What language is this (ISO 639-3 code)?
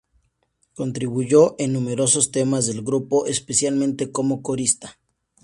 spa